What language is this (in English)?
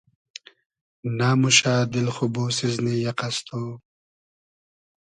Hazaragi